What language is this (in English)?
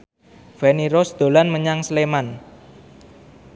Javanese